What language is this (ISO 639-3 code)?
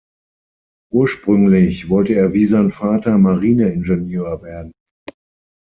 deu